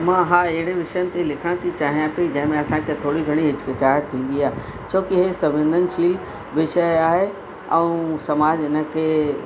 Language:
Sindhi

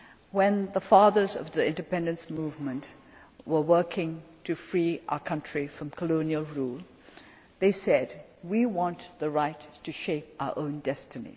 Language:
English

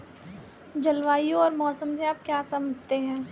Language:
Hindi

